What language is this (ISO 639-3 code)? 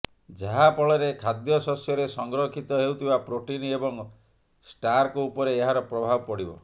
ori